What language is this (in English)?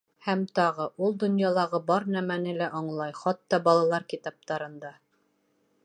Bashkir